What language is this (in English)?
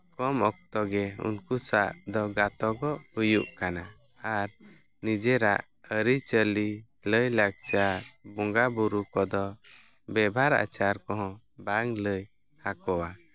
Santali